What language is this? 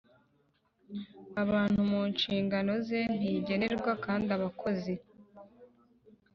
Kinyarwanda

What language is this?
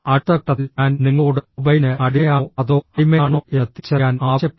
Malayalam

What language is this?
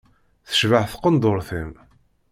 Kabyle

